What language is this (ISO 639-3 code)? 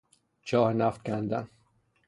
fas